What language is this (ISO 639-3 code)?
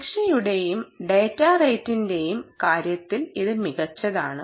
mal